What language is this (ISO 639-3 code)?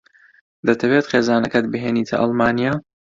ckb